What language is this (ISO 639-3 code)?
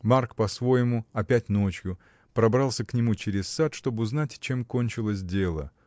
rus